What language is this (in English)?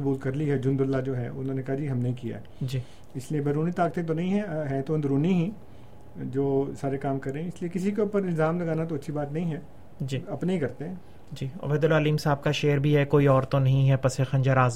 Urdu